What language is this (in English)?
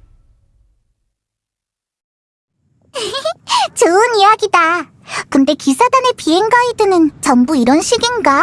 Korean